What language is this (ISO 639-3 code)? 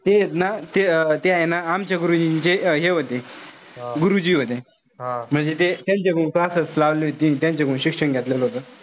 mar